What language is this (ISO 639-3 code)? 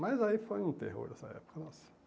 por